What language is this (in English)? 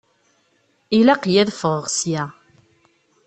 Kabyle